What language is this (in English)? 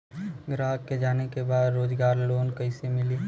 Bhojpuri